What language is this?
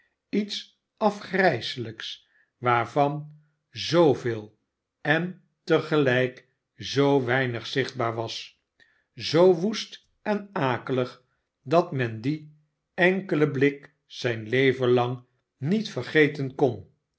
Dutch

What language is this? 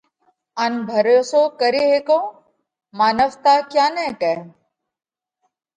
Parkari Koli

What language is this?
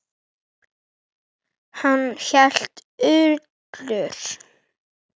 Icelandic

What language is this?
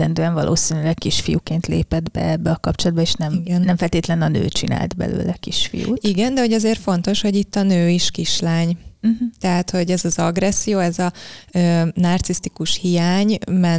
Hungarian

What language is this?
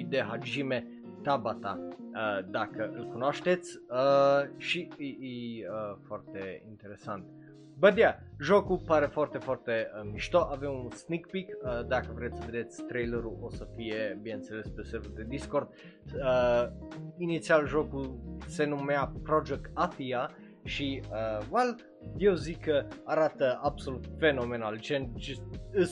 Romanian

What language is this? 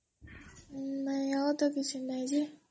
Odia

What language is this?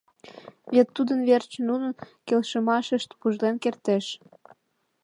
Mari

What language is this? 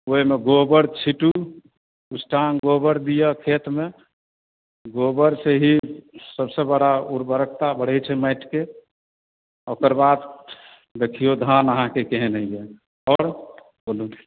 Maithili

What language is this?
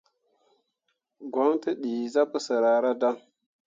Mundang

